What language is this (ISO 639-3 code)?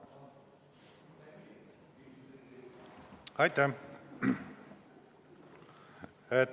est